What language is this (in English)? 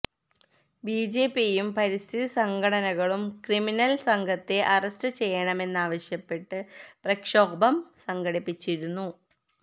Malayalam